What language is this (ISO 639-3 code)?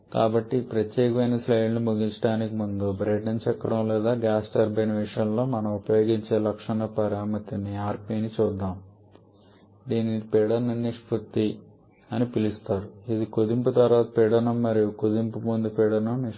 tel